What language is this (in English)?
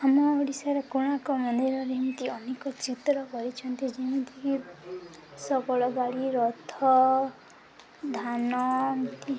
Odia